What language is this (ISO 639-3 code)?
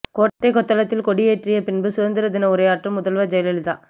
tam